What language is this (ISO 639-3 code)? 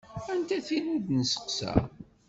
kab